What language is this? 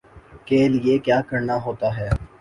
Urdu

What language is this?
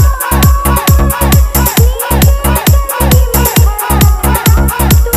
Thai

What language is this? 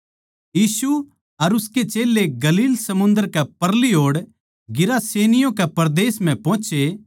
Haryanvi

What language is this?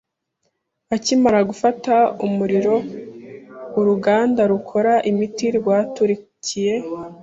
Kinyarwanda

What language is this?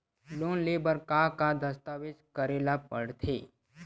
Chhattisgarhi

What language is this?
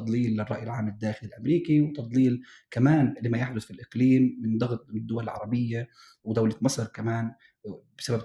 Arabic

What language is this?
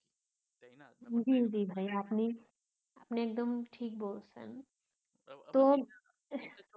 Bangla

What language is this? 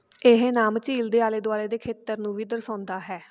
Punjabi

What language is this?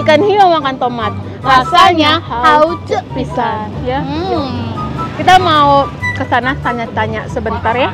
Indonesian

